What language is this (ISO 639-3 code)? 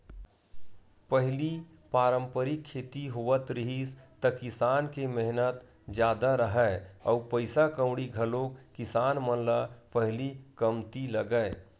hne